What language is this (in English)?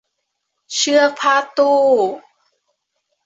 Thai